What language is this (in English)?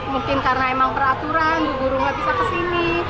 Indonesian